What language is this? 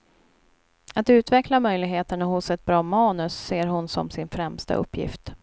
Swedish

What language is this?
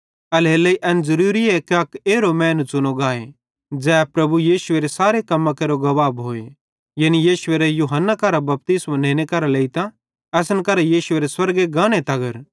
Bhadrawahi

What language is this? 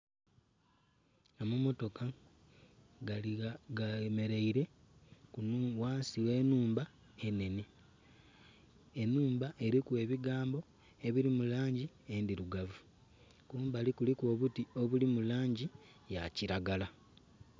Soga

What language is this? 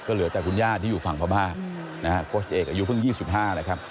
Thai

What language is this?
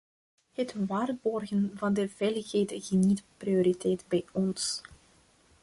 Dutch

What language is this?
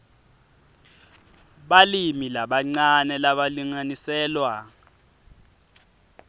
Swati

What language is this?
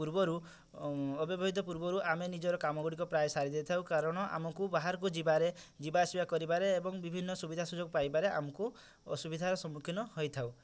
Odia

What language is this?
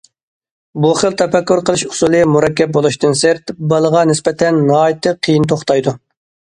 Uyghur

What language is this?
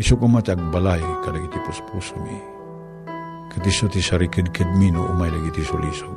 Filipino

